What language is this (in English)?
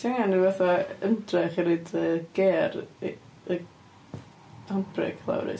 Welsh